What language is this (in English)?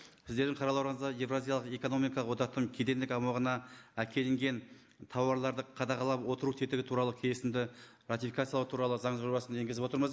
Kazakh